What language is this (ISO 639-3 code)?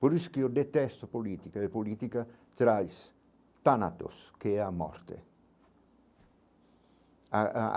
por